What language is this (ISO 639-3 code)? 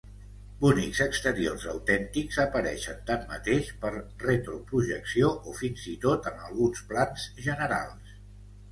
cat